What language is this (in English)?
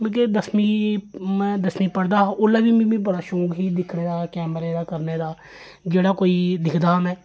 Dogri